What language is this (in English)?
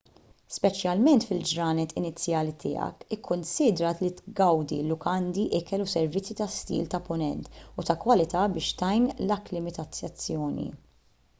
Maltese